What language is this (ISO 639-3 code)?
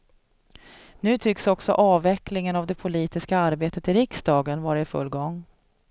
swe